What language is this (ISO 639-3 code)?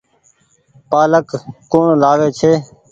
gig